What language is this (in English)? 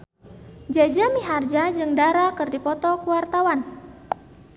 Sundanese